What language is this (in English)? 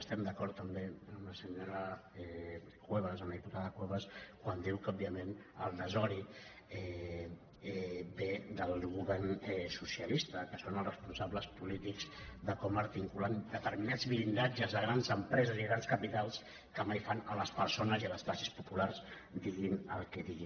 Catalan